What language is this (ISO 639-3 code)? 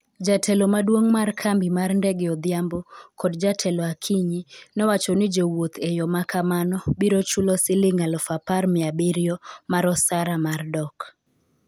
luo